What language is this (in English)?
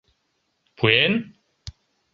Mari